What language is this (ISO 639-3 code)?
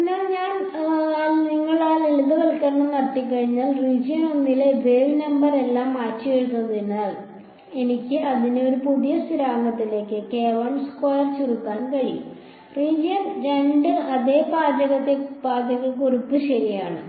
mal